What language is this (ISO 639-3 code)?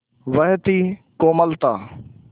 hin